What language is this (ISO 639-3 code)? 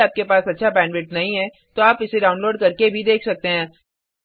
hin